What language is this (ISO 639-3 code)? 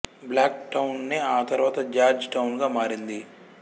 tel